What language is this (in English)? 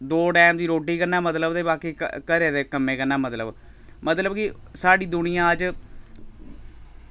Dogri